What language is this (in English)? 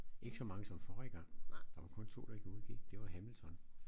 Danish